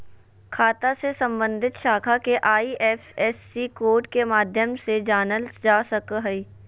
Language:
Magahi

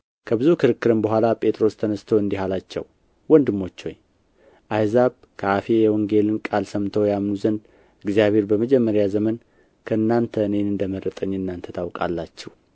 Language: Amharic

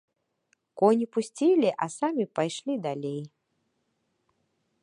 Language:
Belarusian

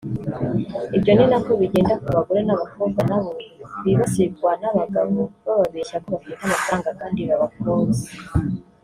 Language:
Kinyarwanda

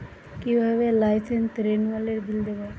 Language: Bangla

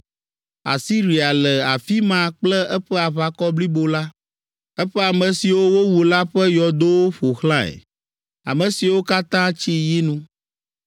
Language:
Ewe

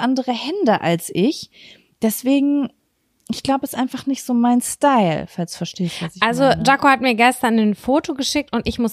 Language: German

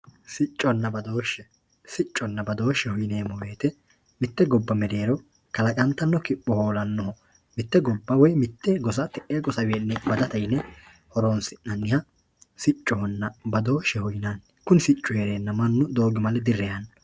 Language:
Sidamo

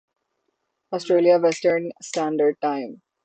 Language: Urdu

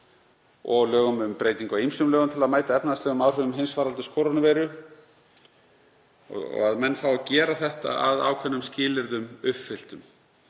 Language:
Icelandic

